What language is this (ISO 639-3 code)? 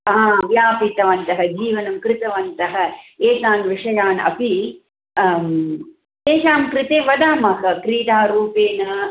san